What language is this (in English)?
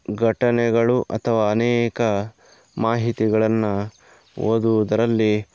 Kannada